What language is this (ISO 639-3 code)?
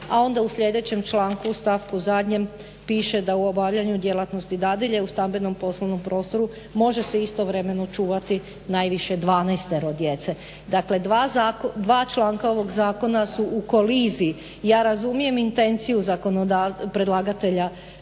hrv